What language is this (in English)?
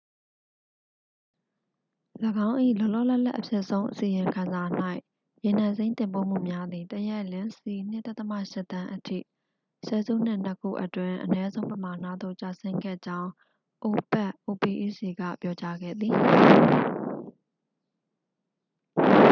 Burmese